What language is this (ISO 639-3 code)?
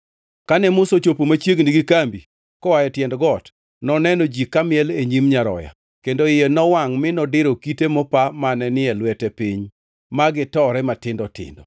luo